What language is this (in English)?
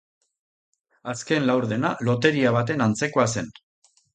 Basque